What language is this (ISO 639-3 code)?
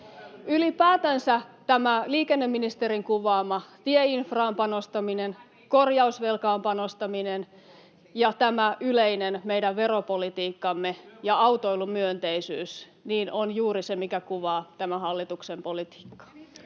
fin